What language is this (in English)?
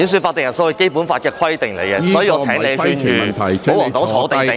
Cantonese